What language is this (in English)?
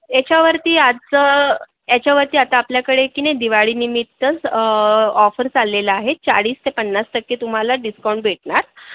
Marathi